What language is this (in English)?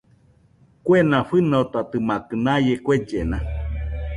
Nüpode Huitoto